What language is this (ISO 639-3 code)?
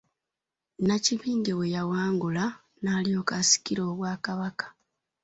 lug